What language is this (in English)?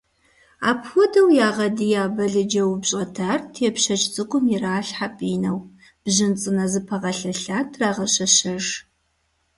Kabardian